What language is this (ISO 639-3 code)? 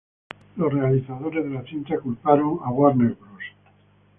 spa